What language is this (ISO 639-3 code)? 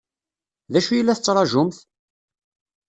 kab